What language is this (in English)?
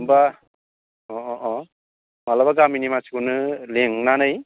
Bodo